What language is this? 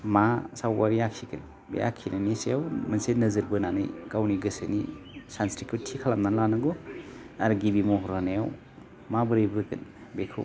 Bodo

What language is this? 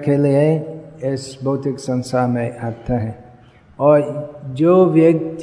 Hindi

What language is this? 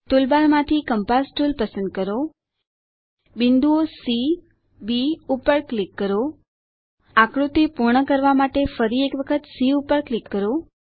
Gujarati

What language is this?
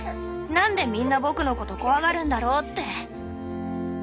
Japanese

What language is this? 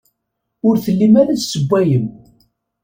Kabyle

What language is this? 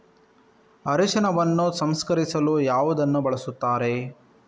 Kannada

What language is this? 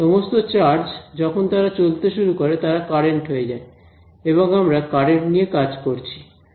Bangla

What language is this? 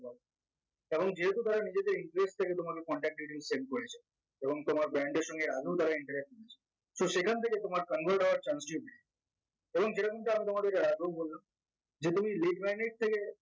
Bangla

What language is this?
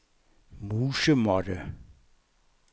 Danish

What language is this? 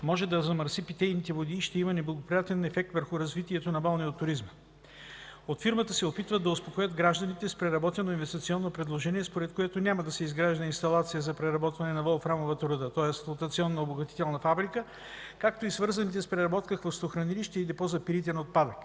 Bulgarian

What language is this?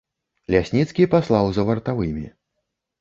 Belarusian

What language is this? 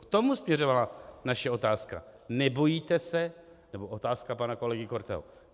Czech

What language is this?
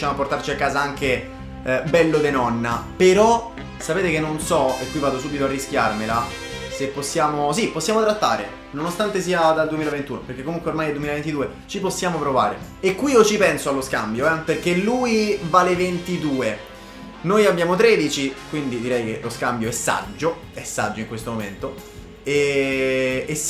Italian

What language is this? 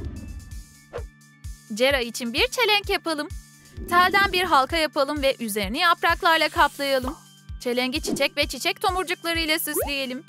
Turkish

